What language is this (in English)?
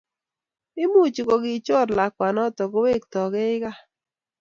Kalenjin